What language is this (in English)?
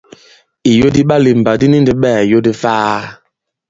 Bankon